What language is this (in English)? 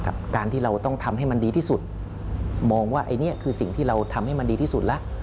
Thai